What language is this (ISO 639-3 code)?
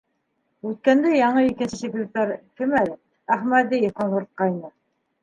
bak